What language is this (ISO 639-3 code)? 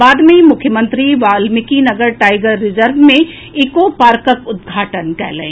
mai